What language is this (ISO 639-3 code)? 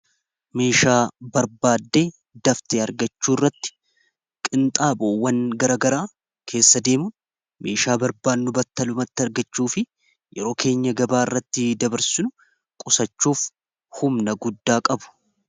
orm